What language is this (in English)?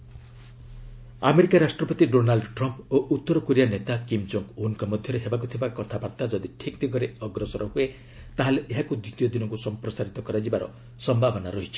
Odia